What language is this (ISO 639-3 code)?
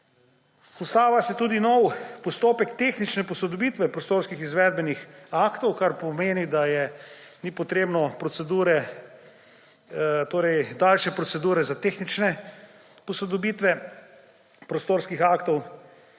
slv